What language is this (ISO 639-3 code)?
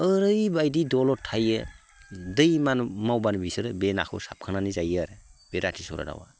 brx